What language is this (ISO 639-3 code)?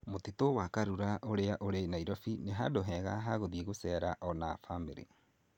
kik